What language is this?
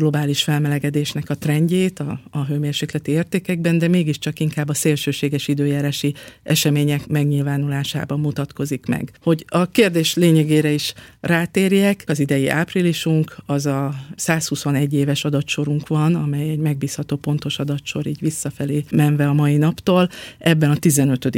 Hungarian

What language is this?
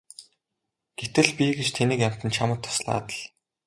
Mongolian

